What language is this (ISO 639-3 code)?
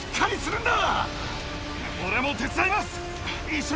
jpn